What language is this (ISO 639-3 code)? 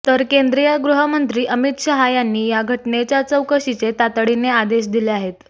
mar